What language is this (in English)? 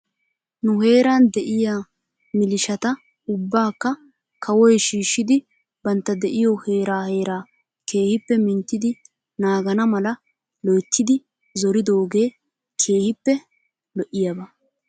Wolaytta